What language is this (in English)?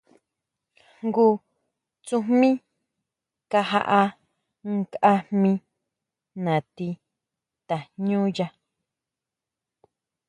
Huautla Mazatec